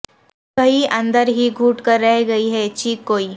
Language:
Urdu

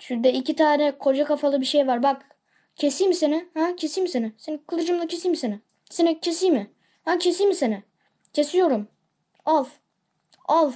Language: Turkish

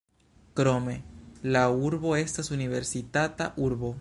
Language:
Esperanto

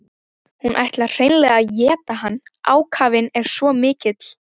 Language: Icelandic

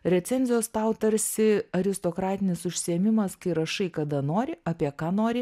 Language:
Lithuanian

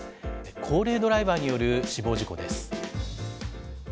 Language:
Japanese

